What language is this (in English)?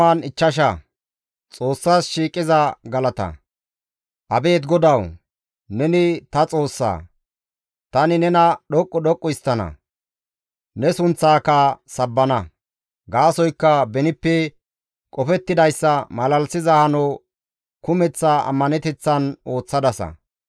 Gamo